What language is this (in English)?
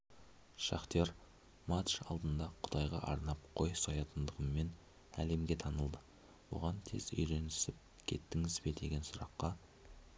Kazakh